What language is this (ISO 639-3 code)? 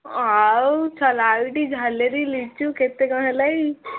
ori